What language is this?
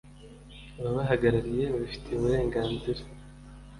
Kinyarwanda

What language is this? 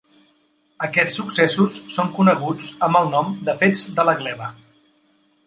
Catalan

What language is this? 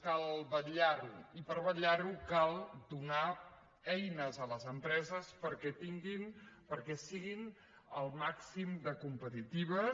Catalan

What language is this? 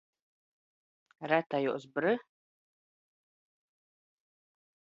Latvian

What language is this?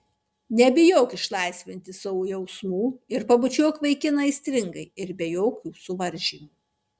Lithuanian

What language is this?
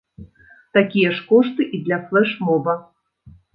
Belarusian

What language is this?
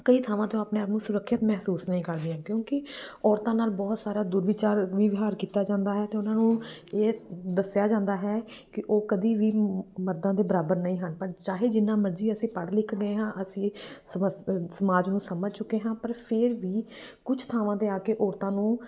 Punjabi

